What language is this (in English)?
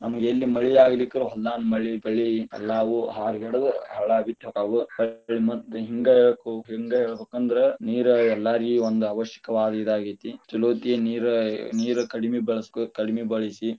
Kannada